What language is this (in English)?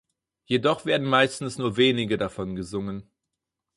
German